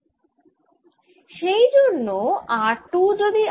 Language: Bangla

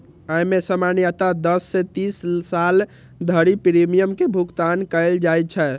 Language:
Maithili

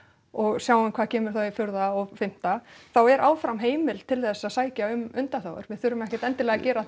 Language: Icelandic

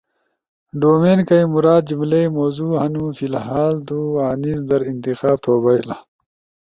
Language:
Ushojo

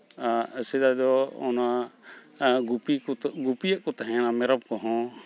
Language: Santali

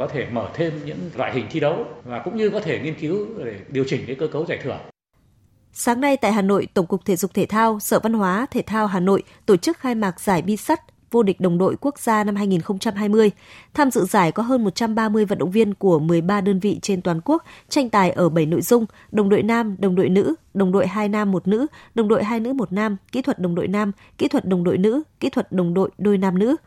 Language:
Vietnamese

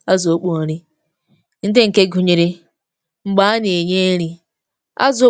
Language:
Igbo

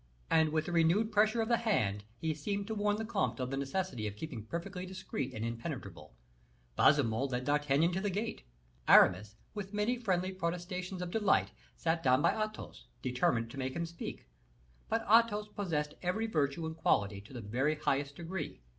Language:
English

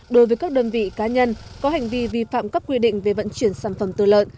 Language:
Vietnamese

